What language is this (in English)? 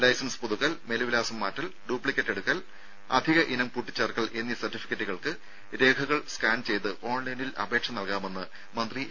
Malayalam